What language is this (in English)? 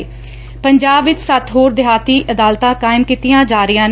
Punjabi